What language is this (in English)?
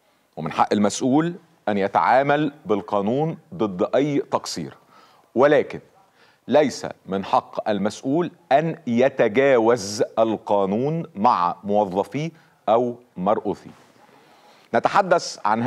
Arabic